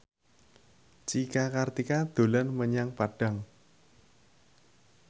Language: Javanese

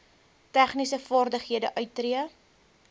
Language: Afrikaans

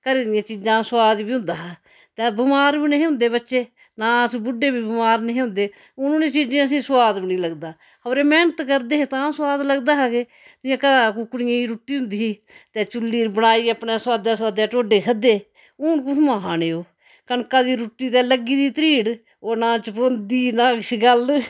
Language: Dogri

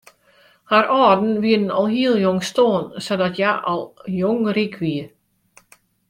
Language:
Western Frisian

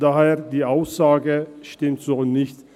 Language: Swiss German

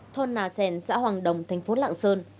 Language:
Vietnamese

